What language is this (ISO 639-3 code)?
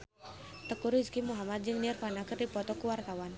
sun